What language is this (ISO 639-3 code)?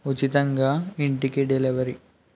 tel